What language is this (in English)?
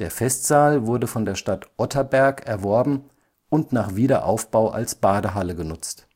German